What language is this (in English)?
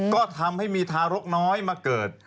Thai